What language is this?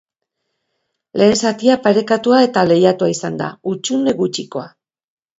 Basque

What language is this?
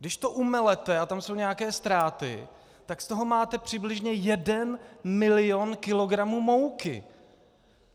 Czech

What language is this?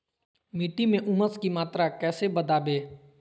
Magahi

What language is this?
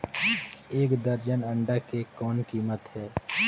Chhattisgarhi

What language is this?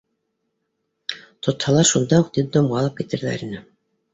Bashkir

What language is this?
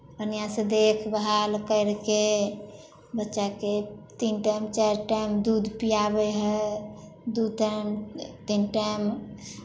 Maithili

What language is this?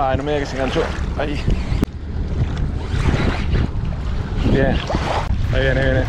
Spanish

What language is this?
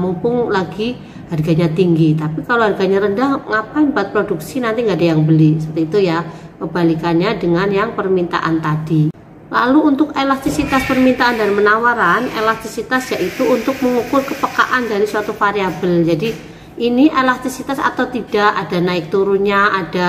Indonesian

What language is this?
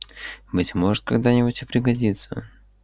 Russian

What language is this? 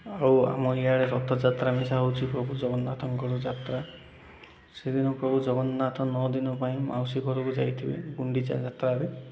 Odia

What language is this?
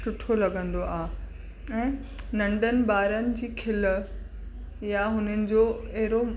Sindhi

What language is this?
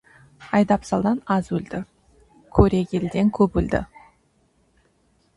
Kazakh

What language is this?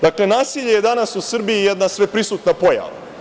Serbian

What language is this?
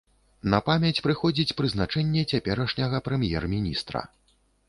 Belarusian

